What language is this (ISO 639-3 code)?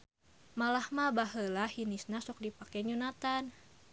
sun